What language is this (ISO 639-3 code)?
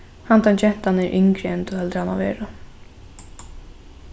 fao